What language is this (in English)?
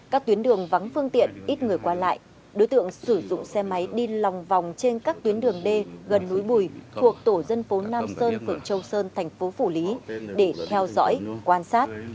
Vietnamese